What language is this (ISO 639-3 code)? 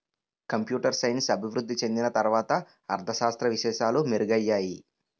tel